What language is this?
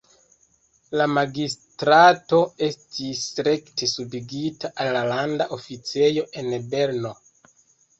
Esperanto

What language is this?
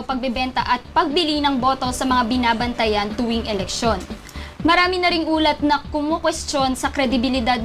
Filipino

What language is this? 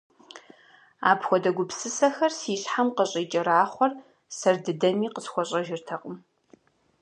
Kabardian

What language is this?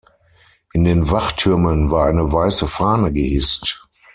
German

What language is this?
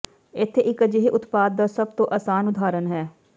Punjabi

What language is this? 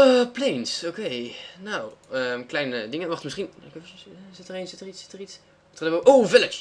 Dutch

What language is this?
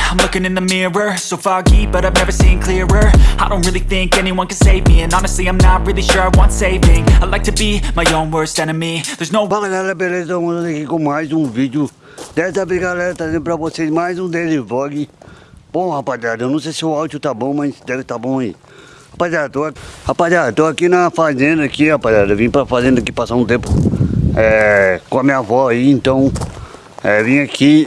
Portuguese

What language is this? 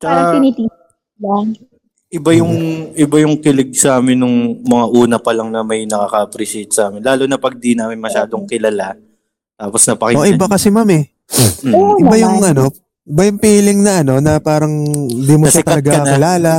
Filipino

